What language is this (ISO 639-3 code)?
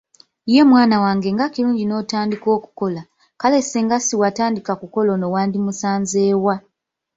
lug